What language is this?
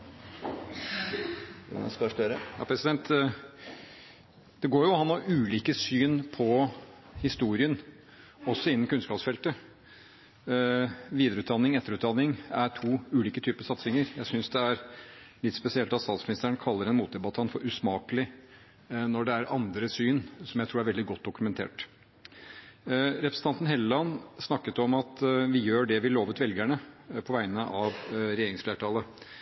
Norwegian Bokmål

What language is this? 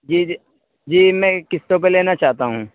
Urdu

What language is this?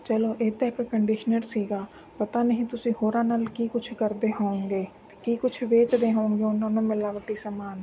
Punjabi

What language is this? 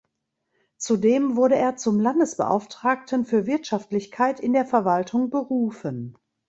German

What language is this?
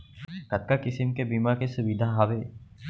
Chhattisgarhi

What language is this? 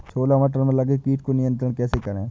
Hindi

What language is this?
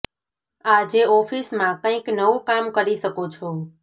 Gujarati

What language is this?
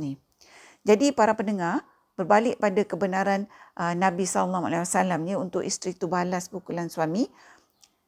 Malay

